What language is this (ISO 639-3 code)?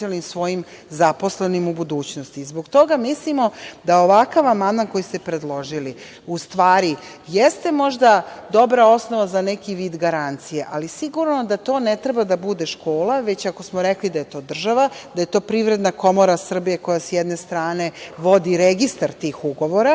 srp